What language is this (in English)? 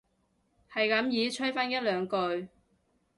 Cantonese